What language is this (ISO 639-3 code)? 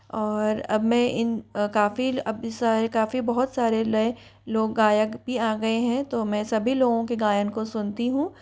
hin